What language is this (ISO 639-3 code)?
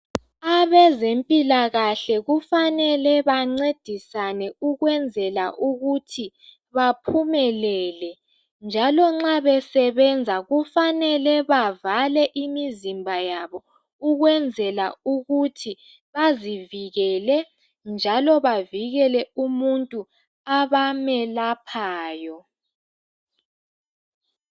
nde